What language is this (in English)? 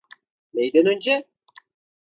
Turkish